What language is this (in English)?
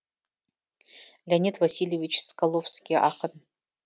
Kazakh